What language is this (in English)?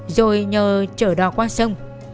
Vietnamese